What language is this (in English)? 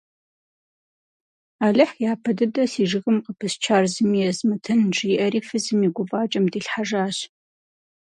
Kabardian